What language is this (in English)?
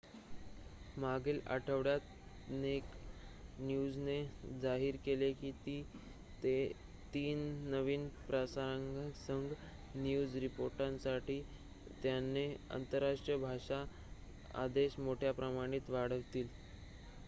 Marathi